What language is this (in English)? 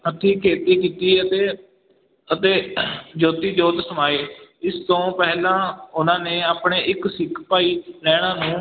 Punjabi